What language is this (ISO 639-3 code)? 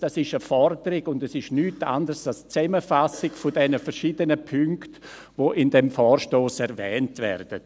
gsw